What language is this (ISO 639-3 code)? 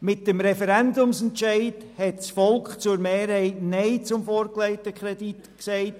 gsw